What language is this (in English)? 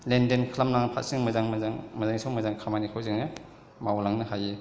Bodo